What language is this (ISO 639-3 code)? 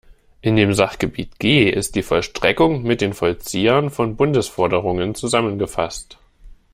deu